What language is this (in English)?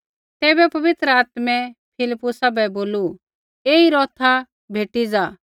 Kullu Pahari